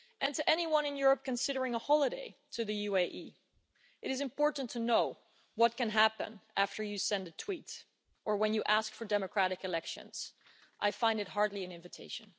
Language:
English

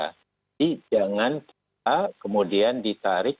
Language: Indonesian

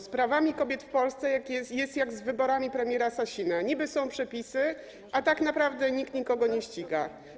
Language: Polish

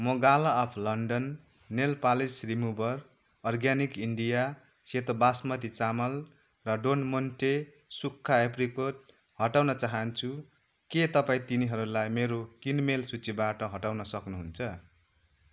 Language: Nepali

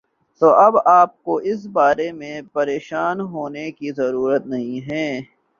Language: Urdu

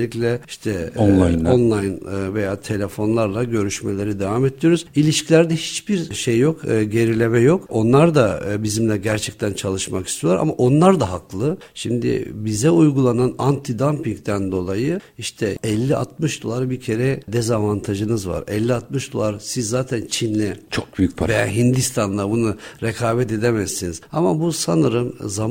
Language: Turkish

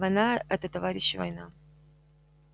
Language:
Russian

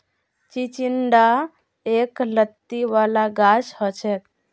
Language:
Magahi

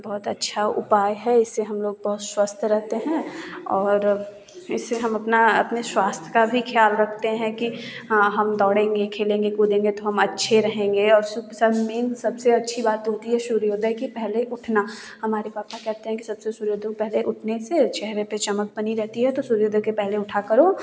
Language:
Hindi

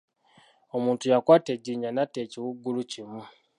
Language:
Ganda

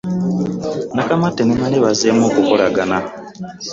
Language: Ganda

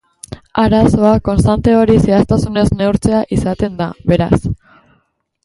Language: Basque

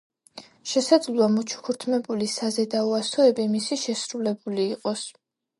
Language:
Georgian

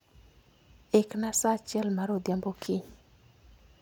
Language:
Luo (Kenya and Tanzania)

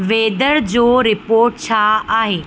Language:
Sindhi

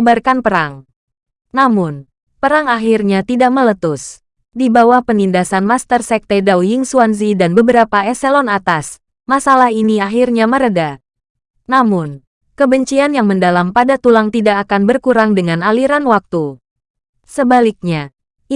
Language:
Indonesian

